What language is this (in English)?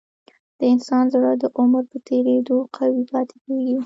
Pashto